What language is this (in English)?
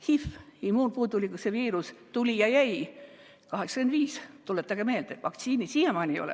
Estonian